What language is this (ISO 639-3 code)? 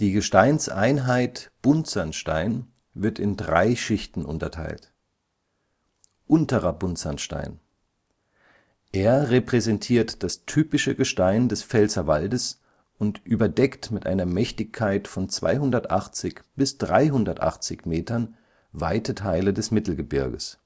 deu